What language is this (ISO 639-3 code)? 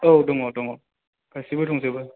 brx